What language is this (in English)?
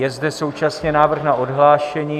Czech